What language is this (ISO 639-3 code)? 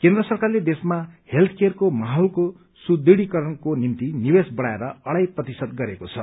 nep